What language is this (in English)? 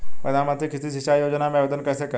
Hindi